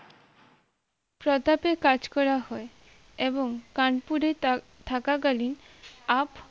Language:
Bangla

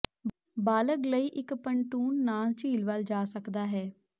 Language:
Punjabi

